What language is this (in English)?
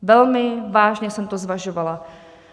Czech